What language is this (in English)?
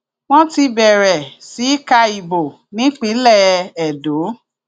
Yoruba